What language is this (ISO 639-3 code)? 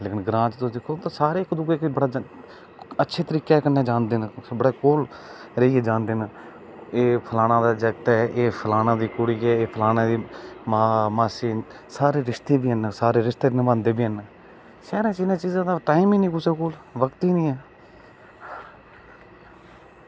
doi